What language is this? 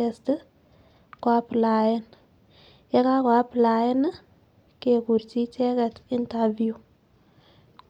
Kalenjin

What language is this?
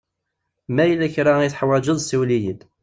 Kabyle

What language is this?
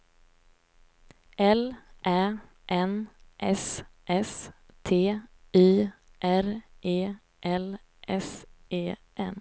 Swedish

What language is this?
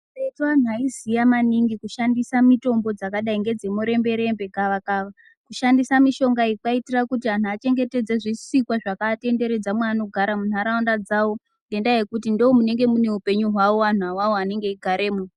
Ndau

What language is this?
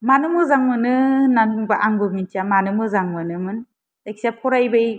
Bodo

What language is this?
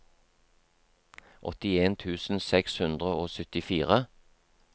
Norwegian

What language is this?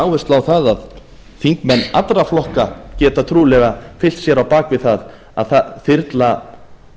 Icelandic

